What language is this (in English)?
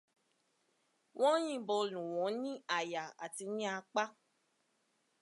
Yoruba